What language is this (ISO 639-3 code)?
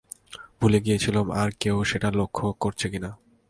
ben